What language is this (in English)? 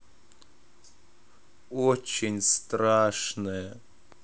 Russian